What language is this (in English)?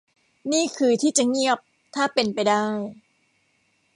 Thai